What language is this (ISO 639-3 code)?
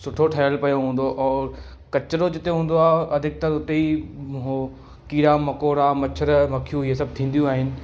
snd